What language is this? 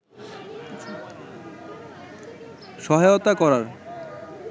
Bangla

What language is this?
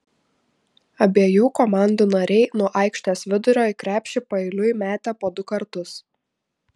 Lithuanian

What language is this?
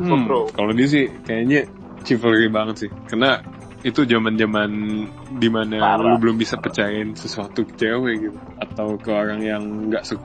Indonesian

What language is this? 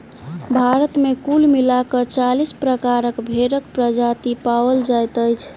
Maithili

